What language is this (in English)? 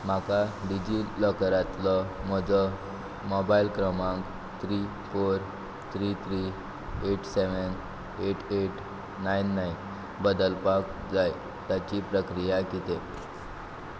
Konkani